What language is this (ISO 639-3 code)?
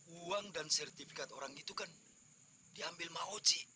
ind